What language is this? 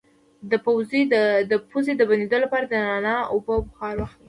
Pashto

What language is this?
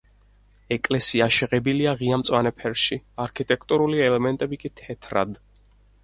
Georgian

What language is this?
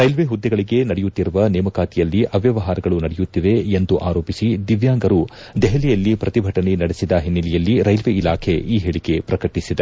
Kannada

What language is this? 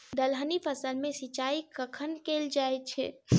Maithili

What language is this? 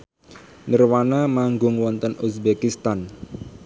Javanese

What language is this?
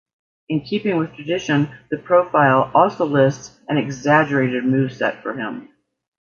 English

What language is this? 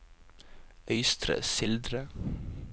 Norwegian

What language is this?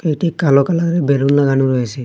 Bangla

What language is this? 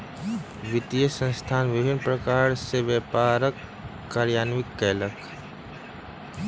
Maithili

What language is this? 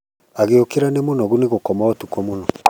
Kikuyu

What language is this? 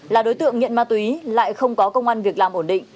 Vietnamese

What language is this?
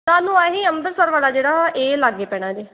Punjabi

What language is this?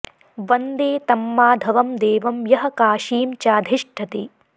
Sanskrit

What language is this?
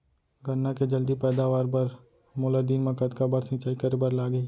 Chhattisgarhi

